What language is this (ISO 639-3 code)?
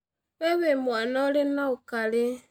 kik